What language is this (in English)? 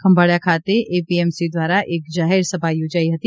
Gujarati